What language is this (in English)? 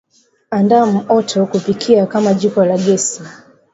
Swahili